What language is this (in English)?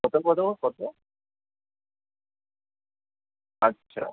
Bangla